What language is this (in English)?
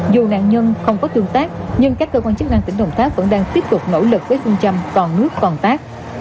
Vietnamese